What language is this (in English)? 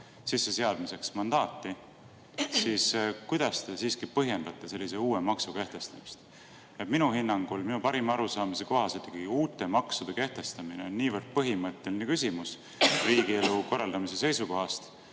Estonian